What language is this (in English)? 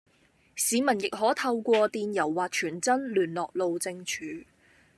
Cantonese